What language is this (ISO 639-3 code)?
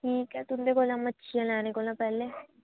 doi